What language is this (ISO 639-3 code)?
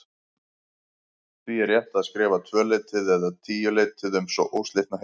isl